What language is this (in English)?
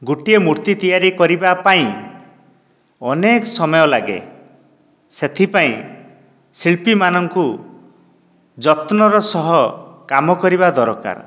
Odia